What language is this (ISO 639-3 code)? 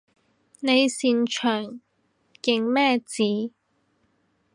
yue